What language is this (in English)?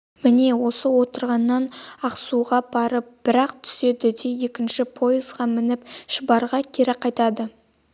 Kazakh